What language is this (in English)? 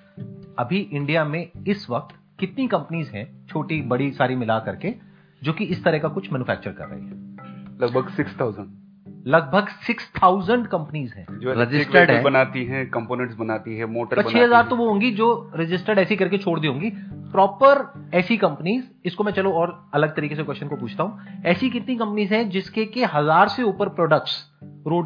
Hindi